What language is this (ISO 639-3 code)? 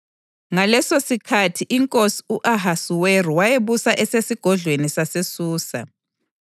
nde